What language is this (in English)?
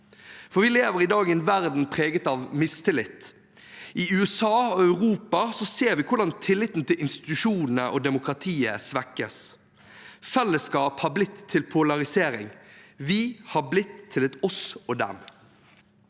Norwegian